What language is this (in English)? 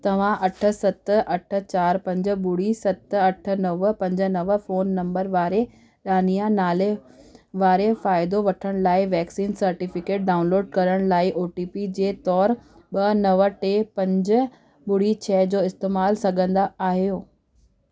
Sindhi